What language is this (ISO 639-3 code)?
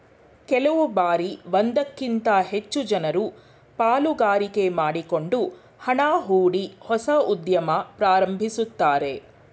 kan